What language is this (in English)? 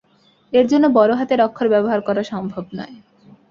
Bangla